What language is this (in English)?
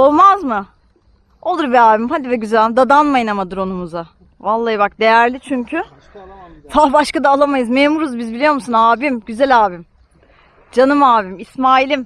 Turkish